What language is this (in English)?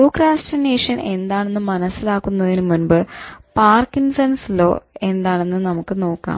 Malayalam